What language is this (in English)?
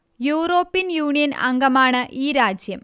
Malayalam